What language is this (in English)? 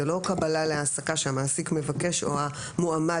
Hebrew